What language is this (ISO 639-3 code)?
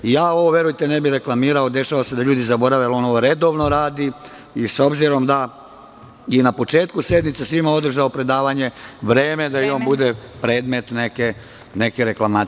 srp